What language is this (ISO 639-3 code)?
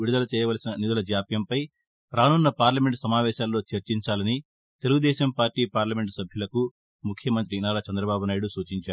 tel